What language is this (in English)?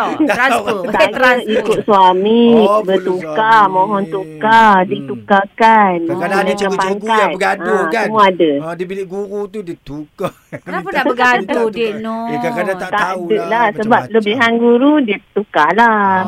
Malay